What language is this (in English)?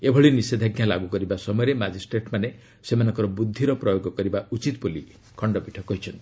Odia